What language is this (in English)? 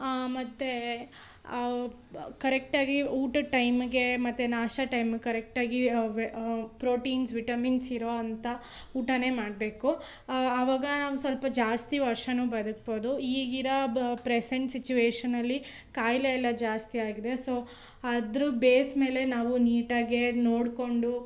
Kannada